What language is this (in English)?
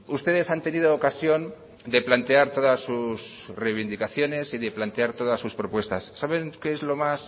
Spanish